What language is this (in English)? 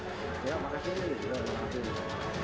Indonesian